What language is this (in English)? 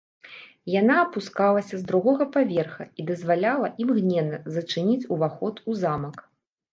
Belarusian